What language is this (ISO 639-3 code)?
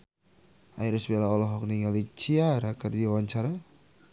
sun